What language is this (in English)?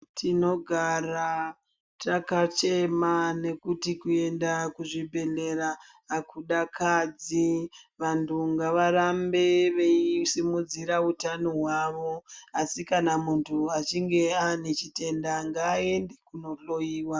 Ndau